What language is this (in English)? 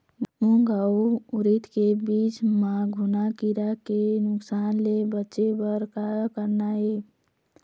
Chhattisgarhi